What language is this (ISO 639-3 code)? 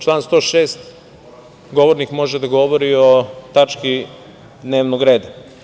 srp